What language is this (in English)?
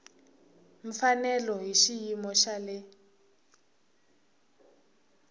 Tsonga